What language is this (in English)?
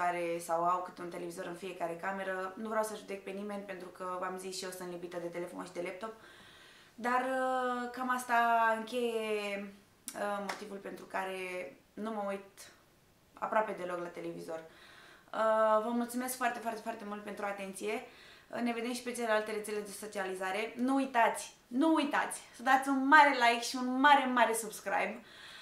Romanian